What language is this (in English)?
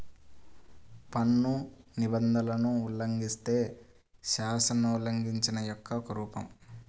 Telugu